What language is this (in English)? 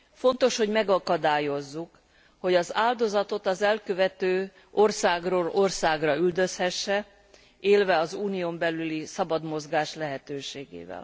Hungarian